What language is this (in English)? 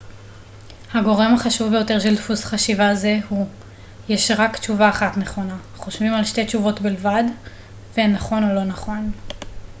Hebrew